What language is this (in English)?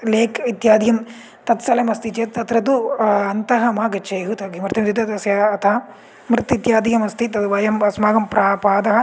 Sanskrit